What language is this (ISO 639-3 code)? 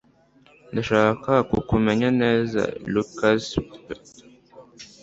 kin